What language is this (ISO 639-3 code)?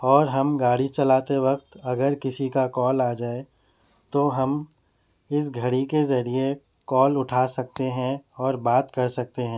urd